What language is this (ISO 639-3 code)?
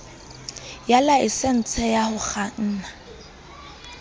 sot